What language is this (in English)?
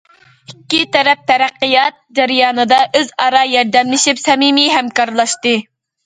Uyghur